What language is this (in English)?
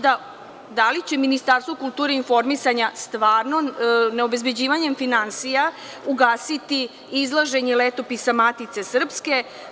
Serbian